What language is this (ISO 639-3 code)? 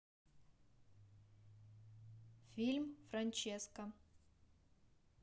rus